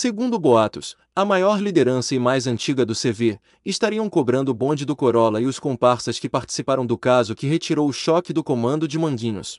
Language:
Portuguese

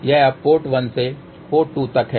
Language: Hindi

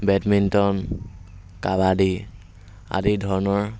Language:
Assamese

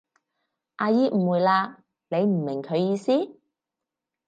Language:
Cantonese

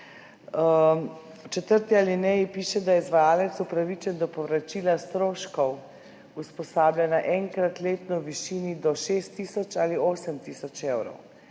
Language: Slovenian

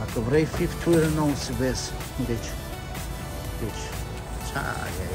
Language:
Romanian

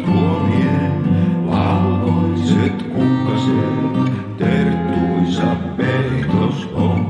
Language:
Finnish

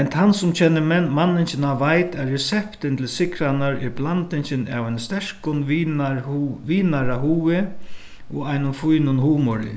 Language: Faroese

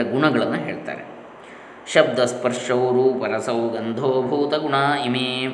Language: Kannada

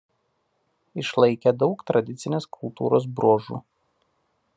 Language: Lithuanian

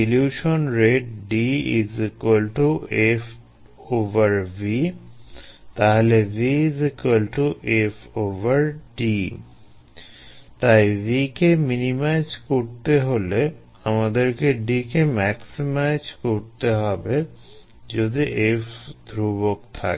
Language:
Bangla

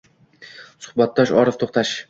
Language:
Uzbek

